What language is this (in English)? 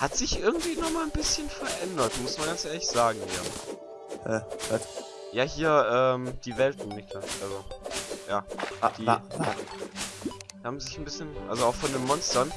German